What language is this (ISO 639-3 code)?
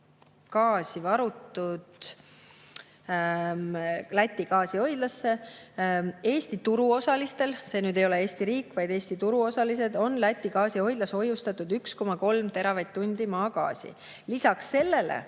est